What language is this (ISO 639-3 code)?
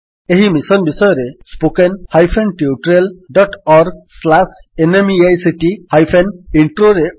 ori